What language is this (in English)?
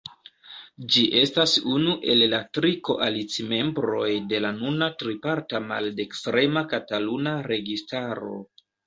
Esperanto